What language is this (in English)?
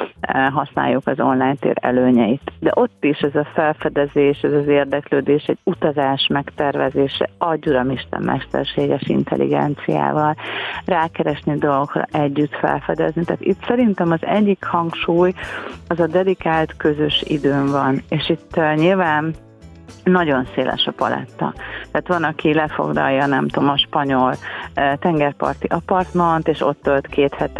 Hungarian